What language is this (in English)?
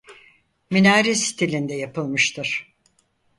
Turkish